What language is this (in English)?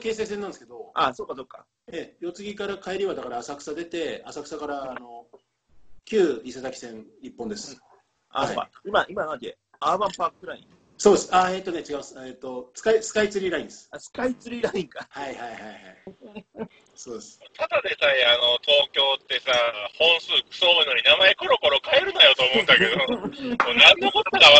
Japanese